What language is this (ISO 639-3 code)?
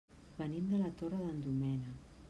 cat